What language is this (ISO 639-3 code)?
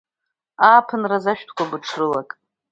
abk